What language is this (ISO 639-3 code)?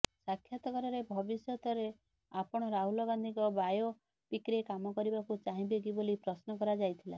ori